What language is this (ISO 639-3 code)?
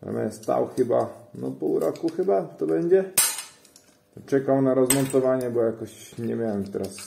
pol